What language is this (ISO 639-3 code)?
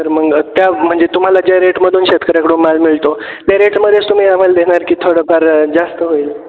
mar